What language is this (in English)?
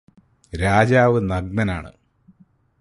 Malayalam